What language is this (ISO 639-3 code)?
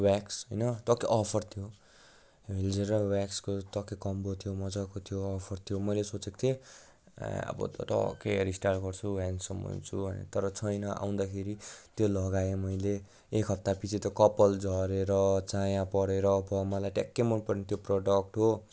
nep